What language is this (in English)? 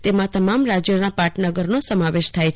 Gujarati